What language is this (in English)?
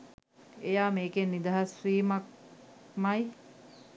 Sinhala